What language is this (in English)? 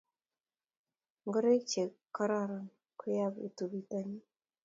Kalenjin